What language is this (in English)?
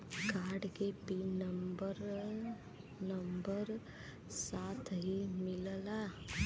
Bhojpuri